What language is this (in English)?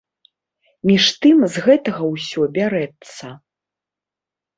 Belarusian